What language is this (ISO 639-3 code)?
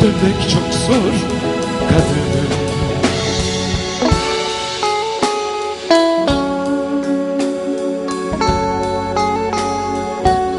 tur